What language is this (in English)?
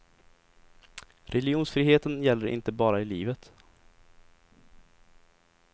Swedish